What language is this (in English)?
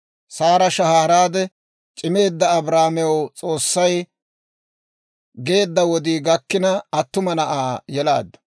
Dawro